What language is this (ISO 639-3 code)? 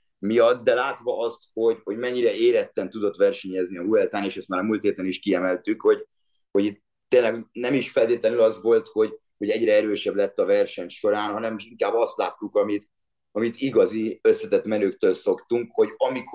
hun